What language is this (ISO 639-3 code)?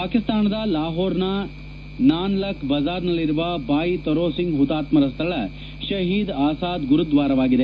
kan